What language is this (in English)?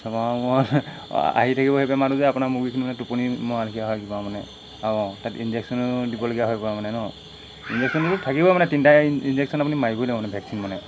Assamese